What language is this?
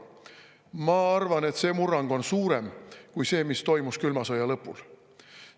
Estonian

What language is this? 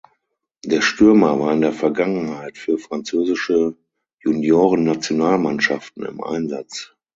German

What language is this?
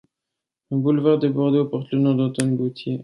French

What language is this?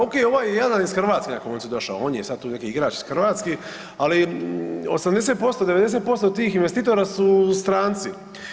Croatian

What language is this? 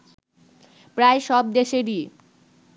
Bangla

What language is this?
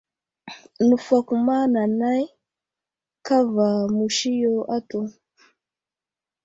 Wuzlam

